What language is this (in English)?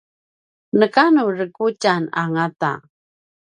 Paiwan